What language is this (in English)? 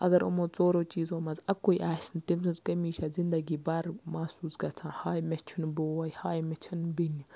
Kashmiri